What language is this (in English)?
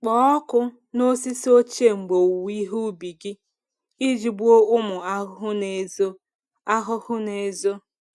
Igbo